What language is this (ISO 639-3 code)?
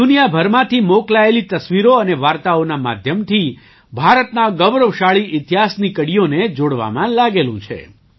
guj